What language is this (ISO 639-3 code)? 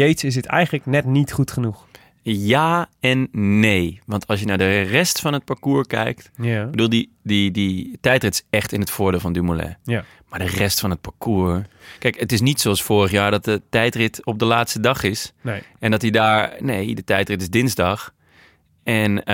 nld